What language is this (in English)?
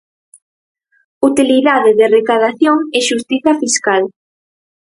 Galician